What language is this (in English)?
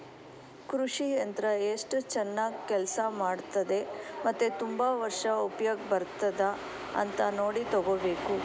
Kannada